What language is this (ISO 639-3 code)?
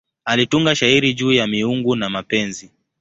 swa